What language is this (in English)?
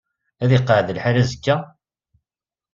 Kabyle